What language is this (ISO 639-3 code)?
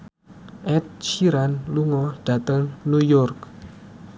jav